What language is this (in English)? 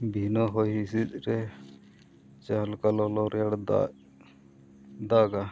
Santali